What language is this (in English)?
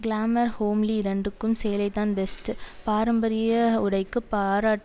Tamil